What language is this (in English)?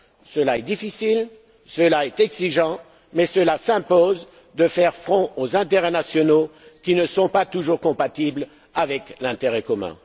French